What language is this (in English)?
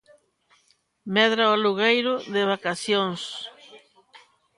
Galician